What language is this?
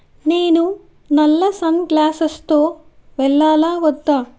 Telugu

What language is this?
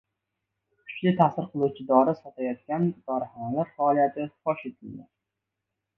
Uzbek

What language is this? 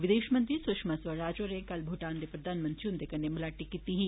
Dogri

